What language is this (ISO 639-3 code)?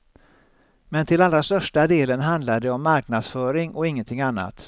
swe